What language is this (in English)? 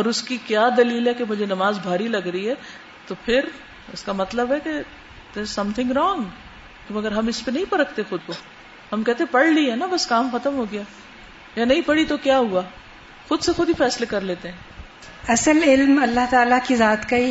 Urdu